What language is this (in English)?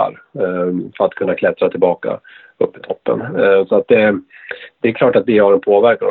Swedish